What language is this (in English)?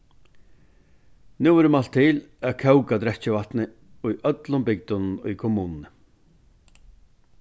Faroese